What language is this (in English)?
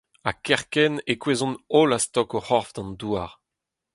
Breton